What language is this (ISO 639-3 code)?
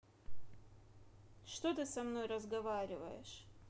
rus